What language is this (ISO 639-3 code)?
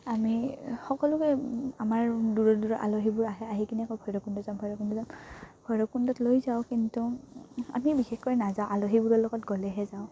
asm